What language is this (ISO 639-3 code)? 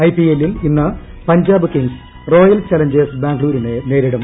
mal